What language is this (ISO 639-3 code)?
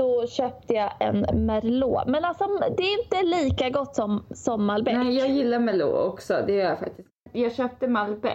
swe